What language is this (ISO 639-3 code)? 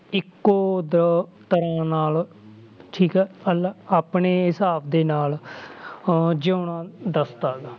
pan